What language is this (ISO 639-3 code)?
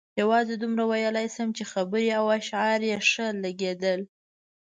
pus